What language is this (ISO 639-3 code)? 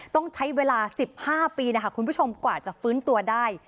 tha